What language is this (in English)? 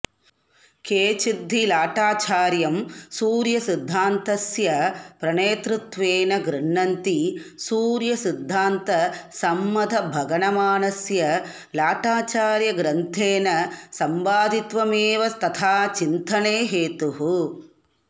Sanskrit